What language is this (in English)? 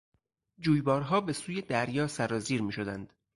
Persian